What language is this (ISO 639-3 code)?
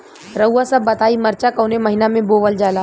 bho